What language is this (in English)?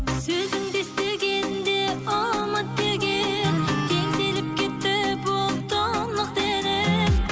Kazakh